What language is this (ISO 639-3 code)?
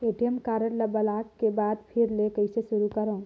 hne